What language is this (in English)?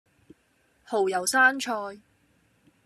Cantonese